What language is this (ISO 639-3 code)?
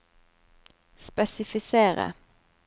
nor